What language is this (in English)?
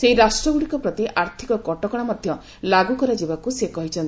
Odia